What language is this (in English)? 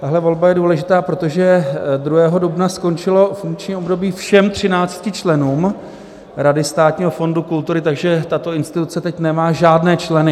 Czech